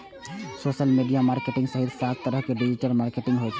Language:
Maithili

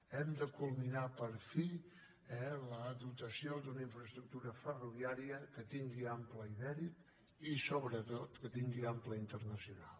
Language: Catalan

